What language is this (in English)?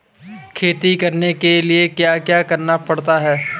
Hindi